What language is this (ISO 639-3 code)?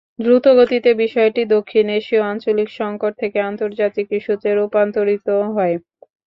ben